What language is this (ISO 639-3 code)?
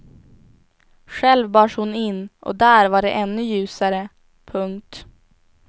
swe